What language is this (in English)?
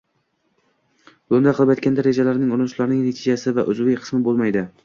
Uzbek